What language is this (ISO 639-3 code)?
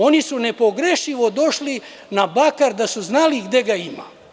srp